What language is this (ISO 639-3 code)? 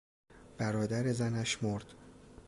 fas